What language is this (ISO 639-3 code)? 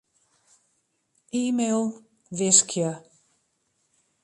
fry